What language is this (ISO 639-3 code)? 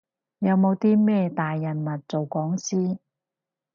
yue